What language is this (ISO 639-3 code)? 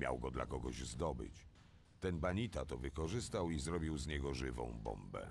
pol